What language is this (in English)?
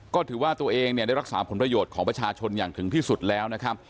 Thai